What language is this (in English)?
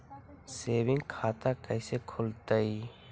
Magahi